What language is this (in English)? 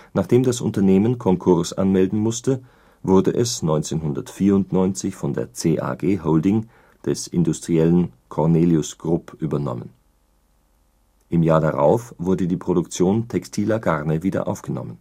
German